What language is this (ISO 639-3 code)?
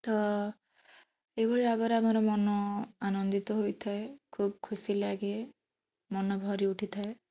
ori